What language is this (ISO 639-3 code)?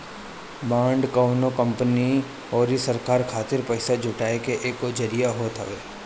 bho